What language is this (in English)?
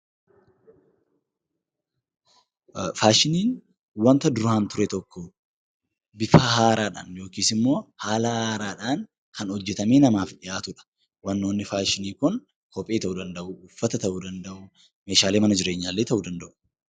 Oromo